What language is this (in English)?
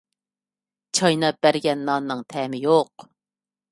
Uyghur